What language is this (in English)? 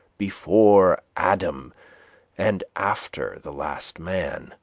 English